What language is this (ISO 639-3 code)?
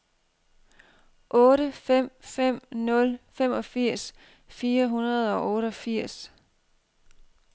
dan